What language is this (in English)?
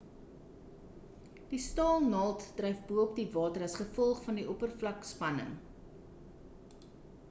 Afrikaans